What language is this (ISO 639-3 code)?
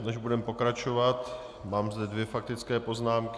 ces